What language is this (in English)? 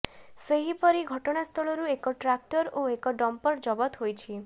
Odia